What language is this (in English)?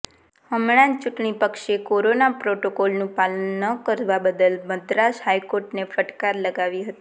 Gujarati